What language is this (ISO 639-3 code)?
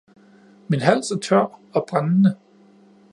dan